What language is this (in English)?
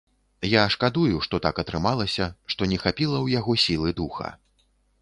Belarusian